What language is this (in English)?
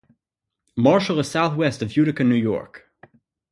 English